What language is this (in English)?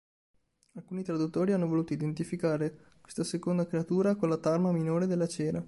Italian